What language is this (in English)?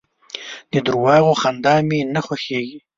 Pashto